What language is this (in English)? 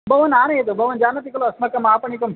Sanskrit